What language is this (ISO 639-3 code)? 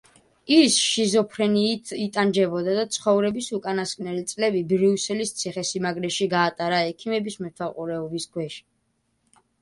kat